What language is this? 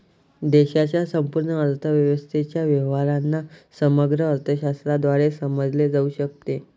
Marathi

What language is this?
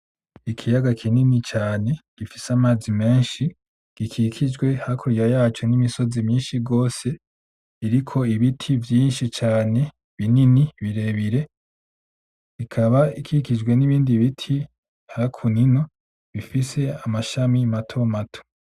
Rundi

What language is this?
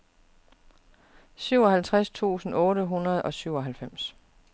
Danish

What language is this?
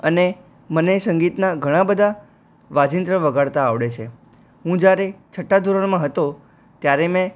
Gujarati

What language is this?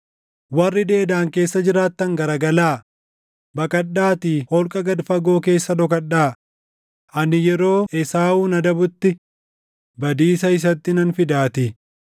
Oromo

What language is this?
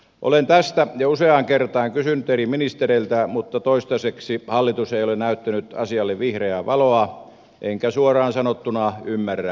Finnish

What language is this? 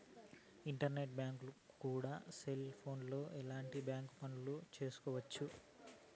Telugu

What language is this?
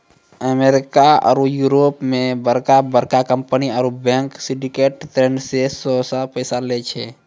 Maithili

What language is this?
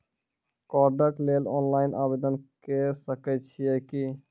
Maithili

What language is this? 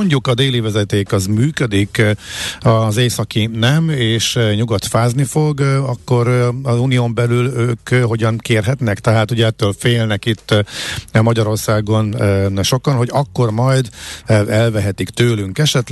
Hungarian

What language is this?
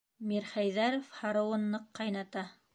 Bashkir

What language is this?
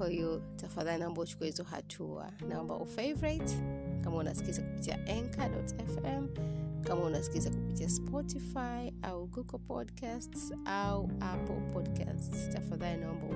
Swahili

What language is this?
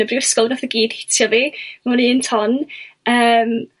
Welsh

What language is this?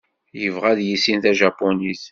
Kabyle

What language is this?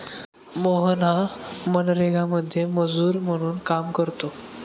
Marathi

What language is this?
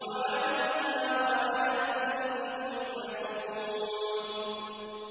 Arabic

